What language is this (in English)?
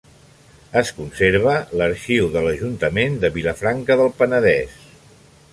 Catalan